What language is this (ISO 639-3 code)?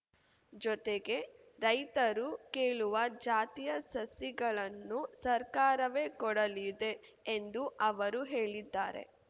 kan